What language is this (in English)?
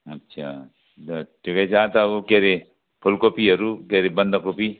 Nepali